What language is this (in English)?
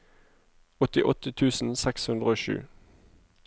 Norwegian